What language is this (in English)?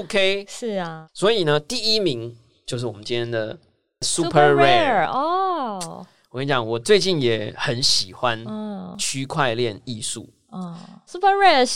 Chinese